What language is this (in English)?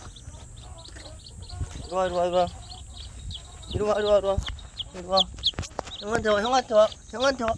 Korean